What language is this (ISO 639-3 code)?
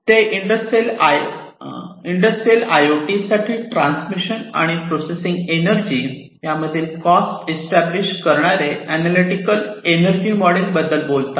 mar